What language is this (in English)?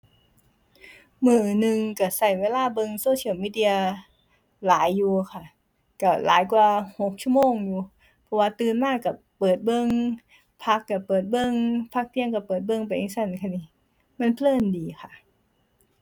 Thai